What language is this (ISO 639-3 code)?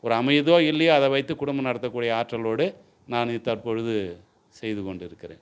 tam